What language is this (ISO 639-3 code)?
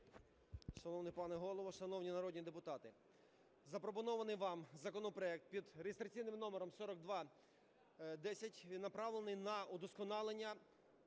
ukr